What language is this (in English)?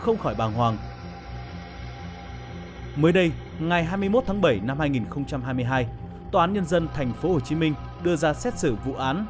Vietnamese